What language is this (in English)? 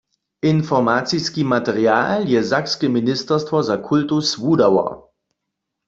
Upper Sorbian